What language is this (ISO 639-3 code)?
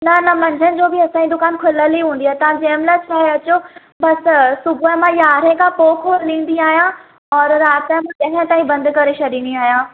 snd